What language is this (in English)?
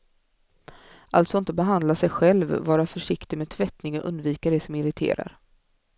Swedish